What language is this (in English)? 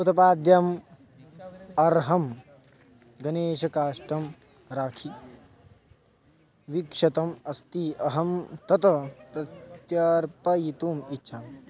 Sanskrit